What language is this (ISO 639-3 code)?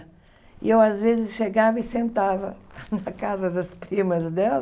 por